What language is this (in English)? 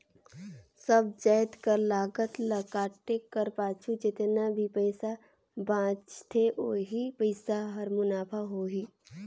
Chhattisgarhi